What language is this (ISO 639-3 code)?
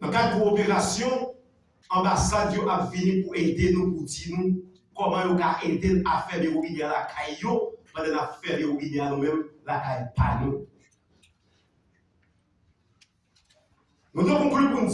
fra